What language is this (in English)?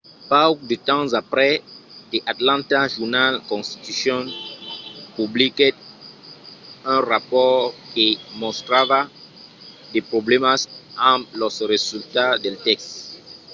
Occitan